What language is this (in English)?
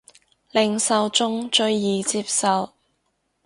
Cantonese